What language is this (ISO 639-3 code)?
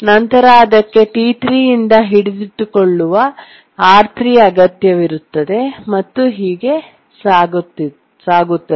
kan